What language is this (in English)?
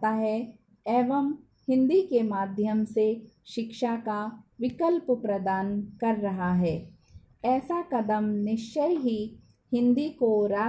Hindi